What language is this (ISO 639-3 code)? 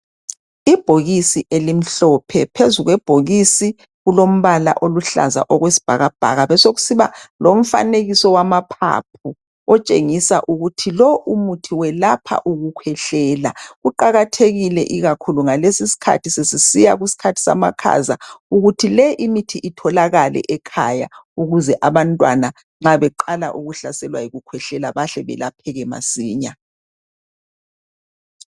nde